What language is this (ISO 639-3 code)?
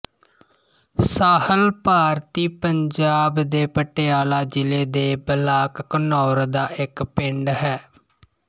pan